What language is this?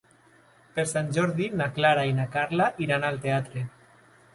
Catalan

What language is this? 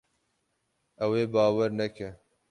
Kurdish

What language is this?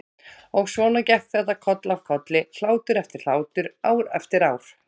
Icelandic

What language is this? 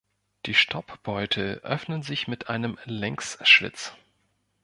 German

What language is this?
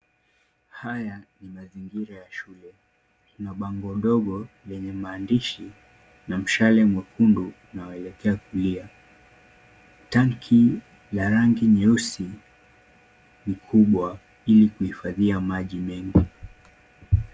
Swahili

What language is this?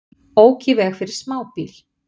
Icelandic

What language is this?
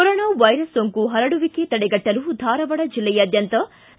Kannada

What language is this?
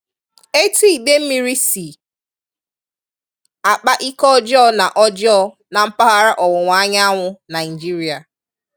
Igbo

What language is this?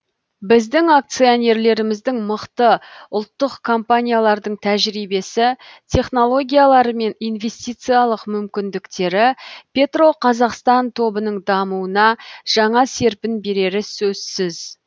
Kazakh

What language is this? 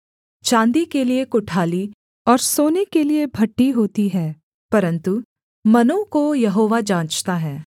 Hindi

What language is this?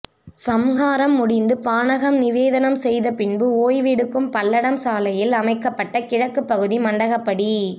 Tamil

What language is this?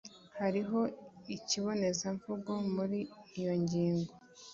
Kinyarwanda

